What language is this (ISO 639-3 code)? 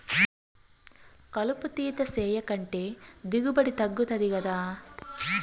tel